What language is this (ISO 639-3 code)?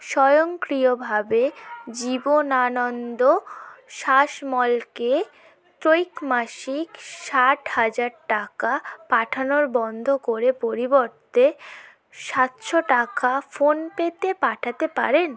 ben